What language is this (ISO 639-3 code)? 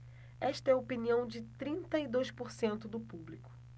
por